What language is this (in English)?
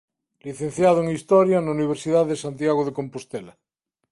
Galician